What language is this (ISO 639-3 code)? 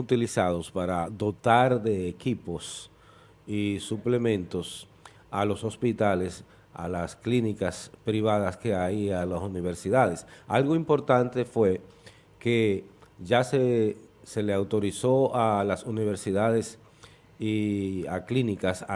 spa